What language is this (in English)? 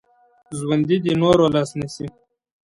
Pashto